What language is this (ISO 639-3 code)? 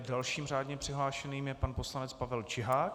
ces